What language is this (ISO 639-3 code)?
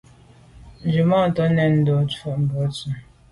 byv